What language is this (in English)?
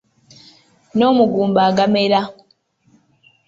Ganda